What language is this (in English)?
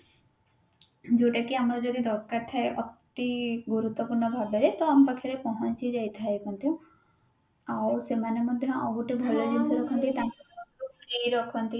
Odia